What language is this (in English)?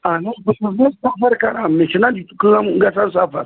Kashmiri